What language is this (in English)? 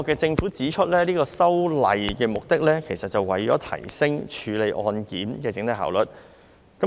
Cantonese